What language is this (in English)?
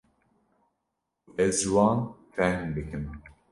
Kurdish